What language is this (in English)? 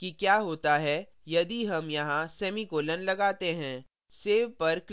Hindi